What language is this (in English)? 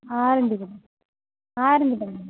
Tamil